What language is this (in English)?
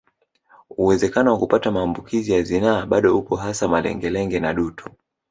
Swahili